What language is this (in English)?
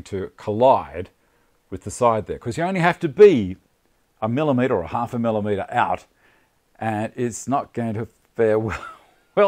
English